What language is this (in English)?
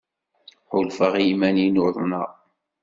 Kabyle